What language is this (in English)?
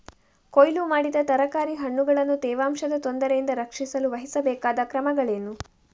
Kannada